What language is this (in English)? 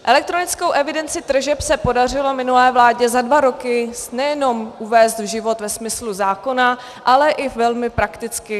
Czech